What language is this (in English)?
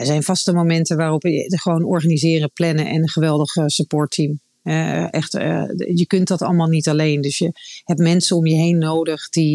Dutch